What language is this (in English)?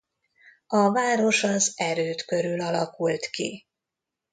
Hungarian